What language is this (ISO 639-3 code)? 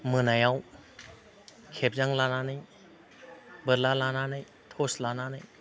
brx